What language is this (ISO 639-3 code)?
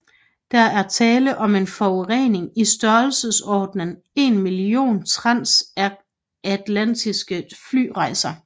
dan